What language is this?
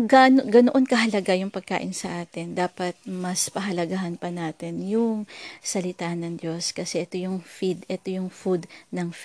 Filipino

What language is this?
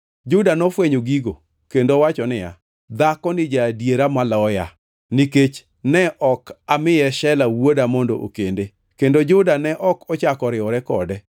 Luo (Kenya and Tanzania)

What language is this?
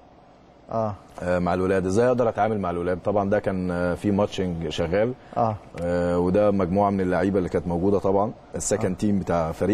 Arabic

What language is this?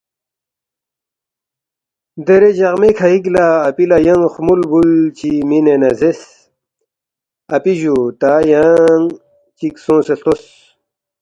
Balti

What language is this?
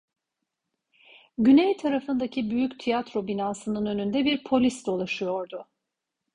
Turkish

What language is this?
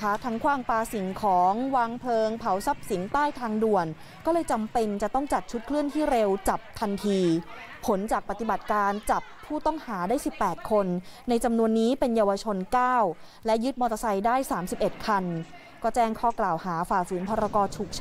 Thai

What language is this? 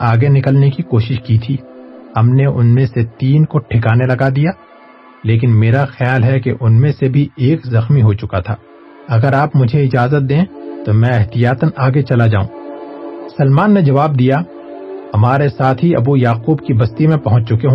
Urdu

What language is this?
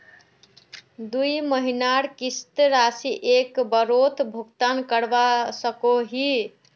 Magahi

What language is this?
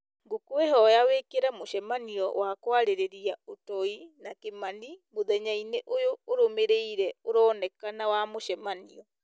Kikuyu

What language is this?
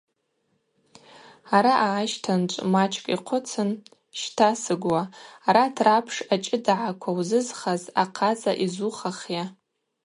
Abaza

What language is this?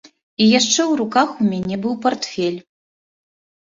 Belarusian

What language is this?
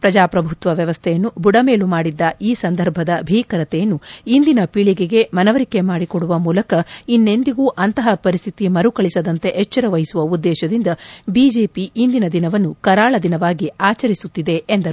Kannada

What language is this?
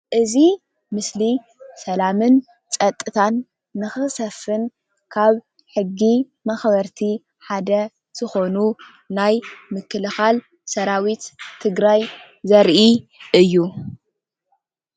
Tigrinya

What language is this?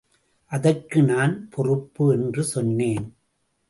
Tamil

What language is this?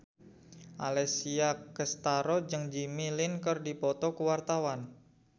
Sundanese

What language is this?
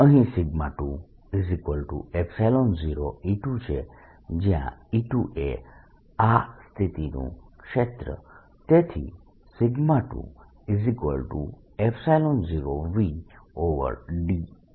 Gujarati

